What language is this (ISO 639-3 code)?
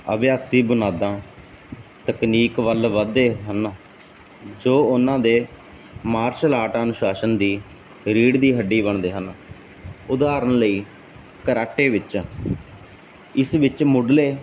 pan